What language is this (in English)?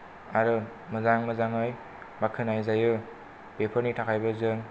Bodo